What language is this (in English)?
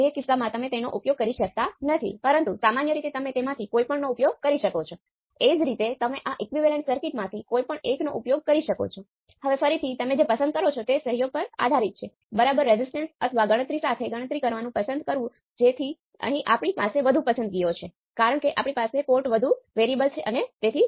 Gujarati